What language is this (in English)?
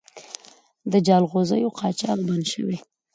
Pashto